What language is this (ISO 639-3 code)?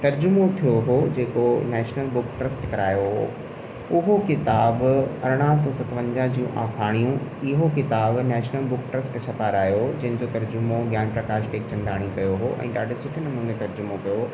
snd